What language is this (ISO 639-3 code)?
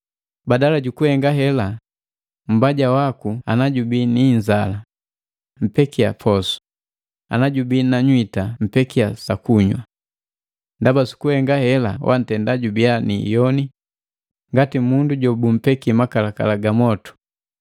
mgv